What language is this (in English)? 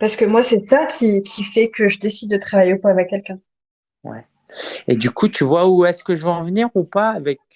French